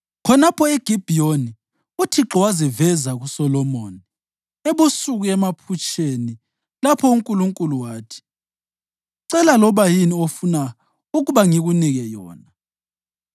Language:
North Ndebele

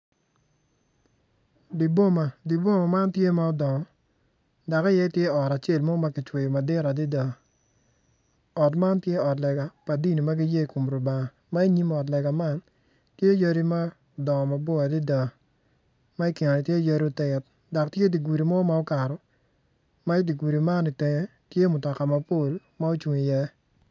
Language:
Acoli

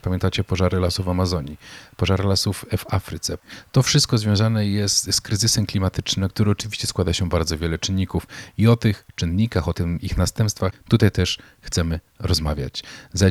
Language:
Polish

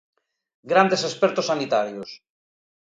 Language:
Galician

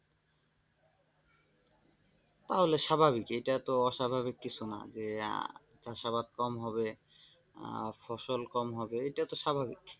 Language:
Bangla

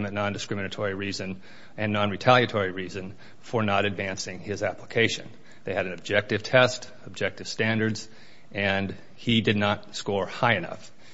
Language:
English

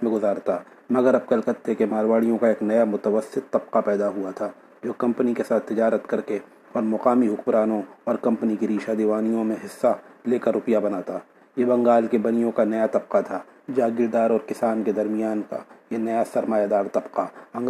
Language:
Urdu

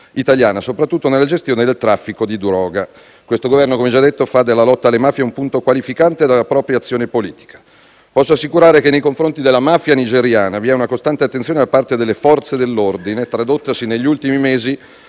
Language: Italian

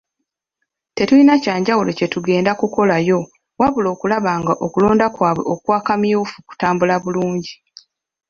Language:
Ganda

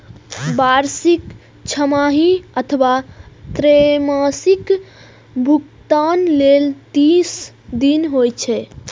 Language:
Maithili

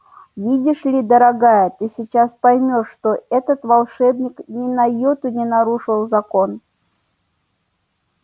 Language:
Russian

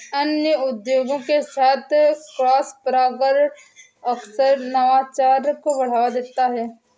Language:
Hindi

